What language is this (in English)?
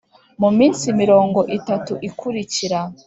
Kinyarwanda